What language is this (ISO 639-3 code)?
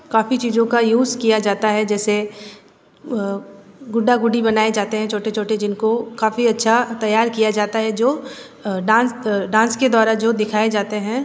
hin